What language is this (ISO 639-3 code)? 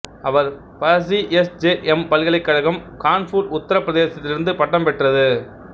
tam